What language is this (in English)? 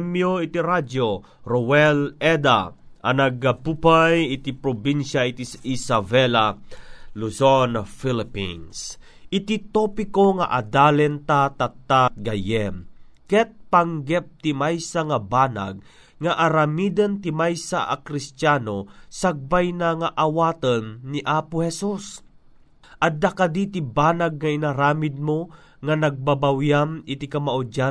Filipino